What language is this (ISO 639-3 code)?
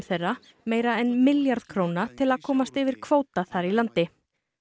isl